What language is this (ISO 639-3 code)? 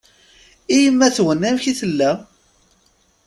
kab